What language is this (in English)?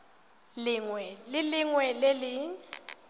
Tswana